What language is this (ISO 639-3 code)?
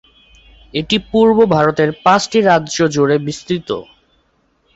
ben